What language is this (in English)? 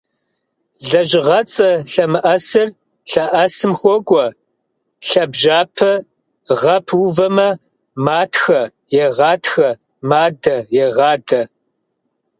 Kabardian